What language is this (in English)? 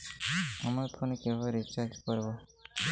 Bangla